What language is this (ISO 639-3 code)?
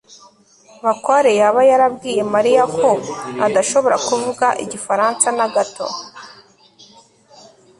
kin